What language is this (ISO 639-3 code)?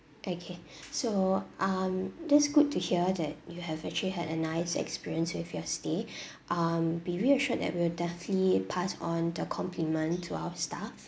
eng